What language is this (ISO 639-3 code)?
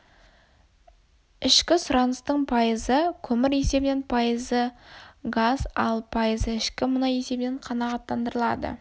kaz